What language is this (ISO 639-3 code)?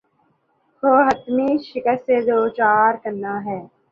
urd